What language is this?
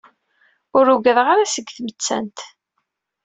Kabyle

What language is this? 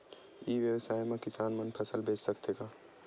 Chhattisgarhi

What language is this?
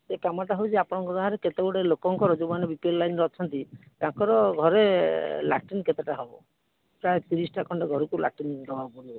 Odia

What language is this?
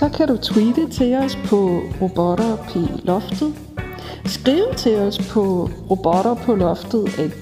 Danish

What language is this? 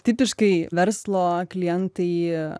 Lithuanian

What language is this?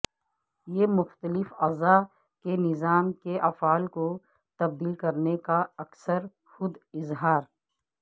Urdu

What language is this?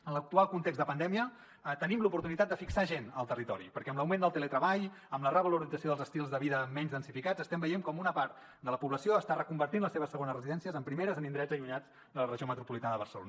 Catalan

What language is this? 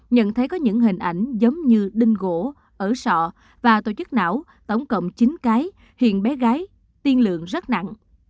Vietnamese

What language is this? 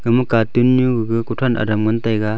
Wancho Naga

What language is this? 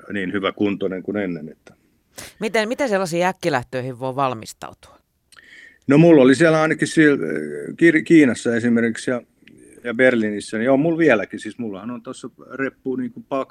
Finnish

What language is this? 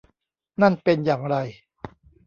Thai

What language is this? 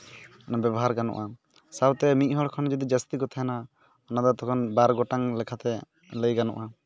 Santali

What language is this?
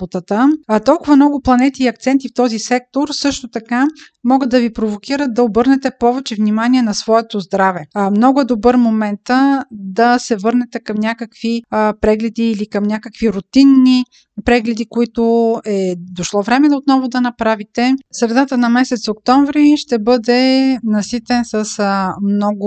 Bulgarian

